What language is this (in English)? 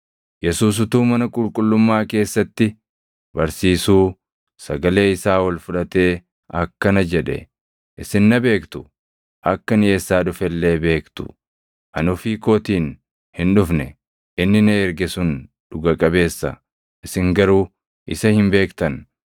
Oromo